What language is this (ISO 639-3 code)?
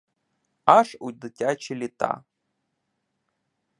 ukr